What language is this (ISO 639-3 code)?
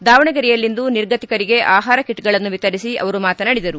kan